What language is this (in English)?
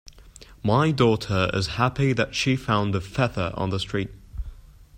English